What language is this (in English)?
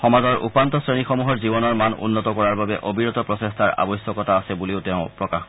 Assamese